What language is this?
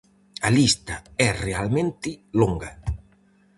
Galician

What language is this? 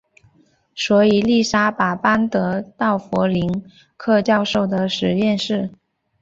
Chinese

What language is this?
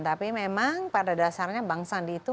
Indonesian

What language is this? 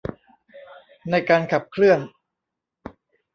Thai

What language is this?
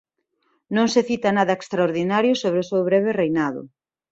Galician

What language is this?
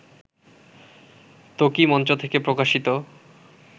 Bangla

